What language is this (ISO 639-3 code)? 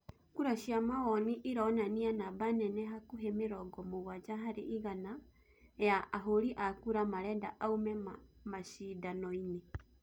kik